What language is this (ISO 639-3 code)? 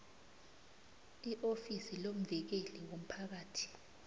nbl